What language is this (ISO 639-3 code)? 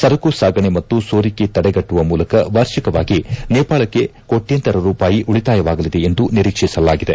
kan